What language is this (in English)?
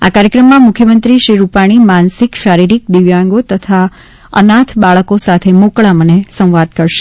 Gujarati